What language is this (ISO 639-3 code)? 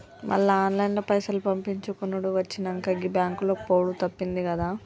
tel